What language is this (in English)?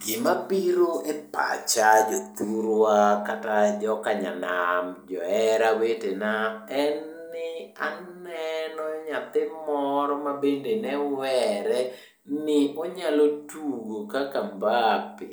Luo (Kenya and Tanzania)